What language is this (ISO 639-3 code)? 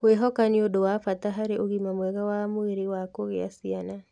kik